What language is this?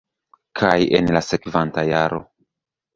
Esperanto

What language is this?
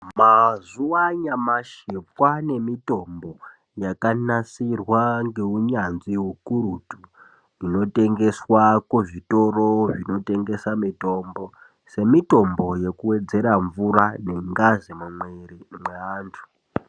Ndau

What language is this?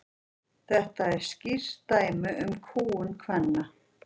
Icelandic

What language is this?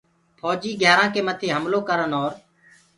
Gurgula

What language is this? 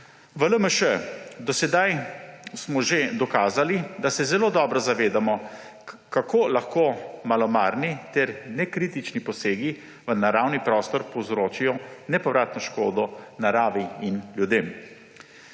Slovenian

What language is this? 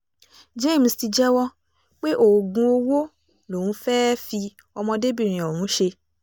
Yoruba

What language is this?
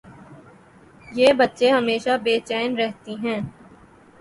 Urdu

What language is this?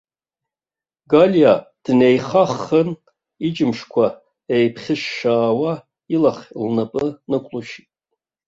Abkhazian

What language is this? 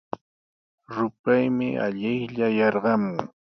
Sihuas Ancash Quechua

